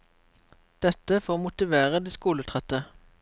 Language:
Norwegian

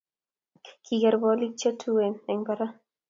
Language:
Kalenjin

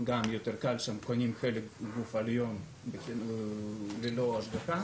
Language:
Hebrew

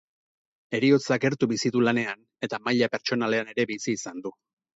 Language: Basque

